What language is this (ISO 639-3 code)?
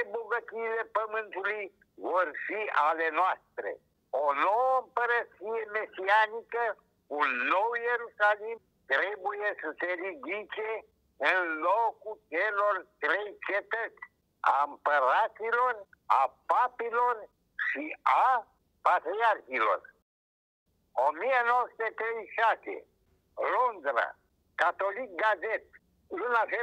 ron